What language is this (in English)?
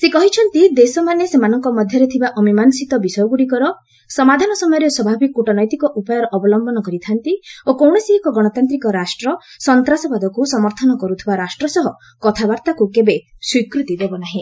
Odia